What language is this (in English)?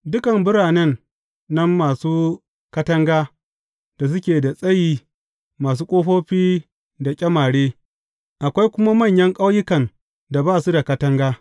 Hausa